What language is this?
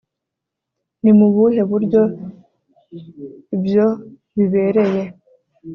Kinyarwanda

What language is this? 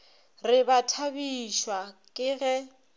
Northern Sotho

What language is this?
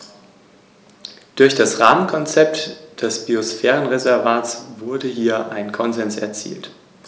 German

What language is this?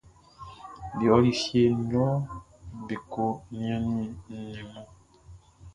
Baoulé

